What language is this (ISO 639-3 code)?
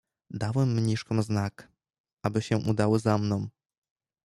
pol